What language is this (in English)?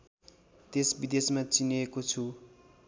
Nepali